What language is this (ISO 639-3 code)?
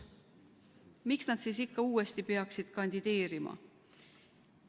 est